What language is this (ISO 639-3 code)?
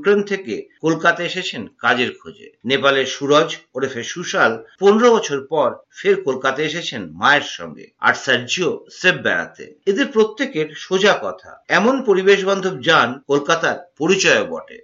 ben